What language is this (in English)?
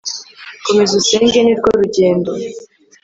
Kinyarwanda